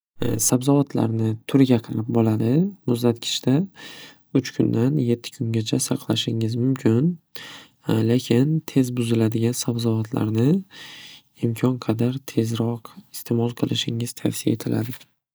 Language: Uzbek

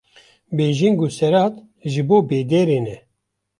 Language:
Kurdish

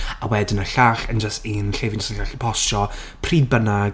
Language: Welsh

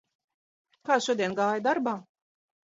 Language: Latvian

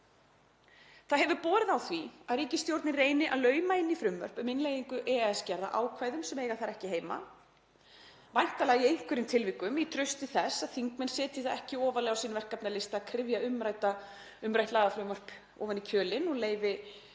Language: Icelandic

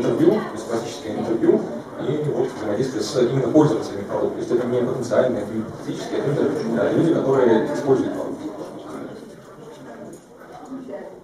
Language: Russian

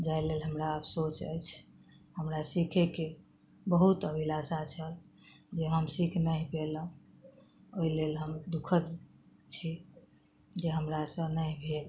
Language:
Maithili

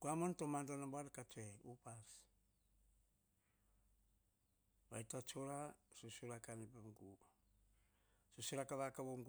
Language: Hahon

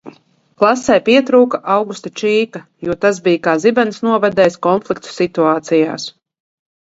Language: Latvian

